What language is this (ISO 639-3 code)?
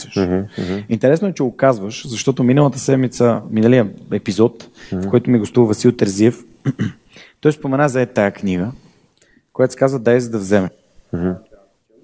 bul